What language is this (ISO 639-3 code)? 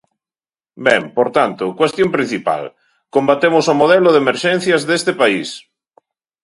glg